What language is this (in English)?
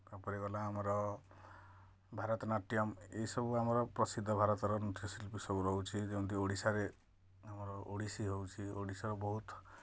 Odia